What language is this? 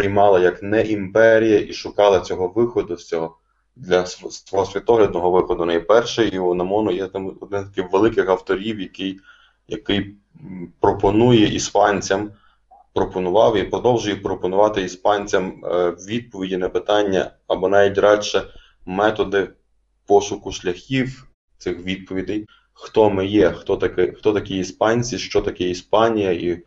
Ukrainian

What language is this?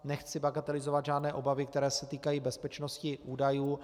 Czech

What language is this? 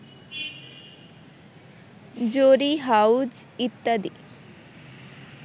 Bangla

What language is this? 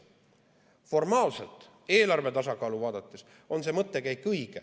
Estonian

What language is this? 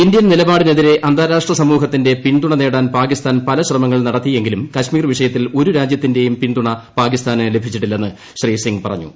Malayalam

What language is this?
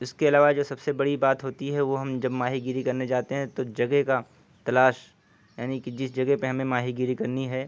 Urdu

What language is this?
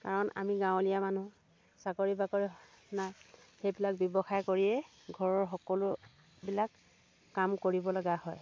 Assamese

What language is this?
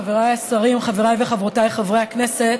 Hebrew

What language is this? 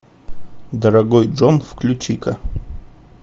Russian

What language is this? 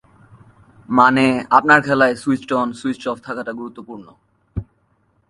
Bangla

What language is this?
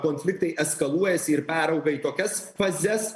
Lithuanian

